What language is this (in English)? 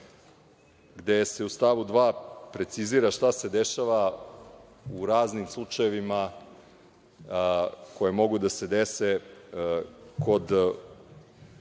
Serbian